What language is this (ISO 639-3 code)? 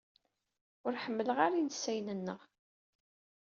kab